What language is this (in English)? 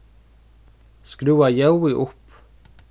Faroese